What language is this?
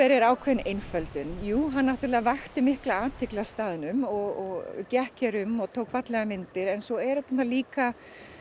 Icelandic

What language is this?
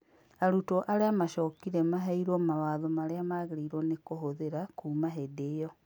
Kikuyu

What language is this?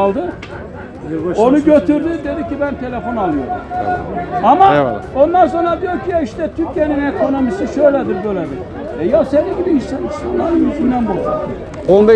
Turkish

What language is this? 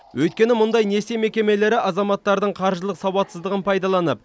Kazakh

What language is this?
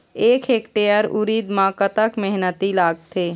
Chhattisgarhi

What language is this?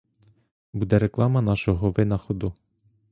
Ukrainian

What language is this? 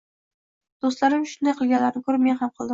Uzbek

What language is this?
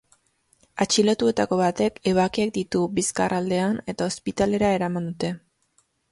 Basque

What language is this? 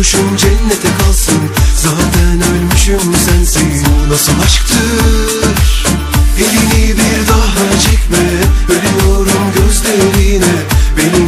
Turkish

